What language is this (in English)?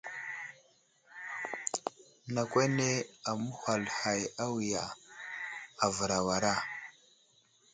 Wuzlam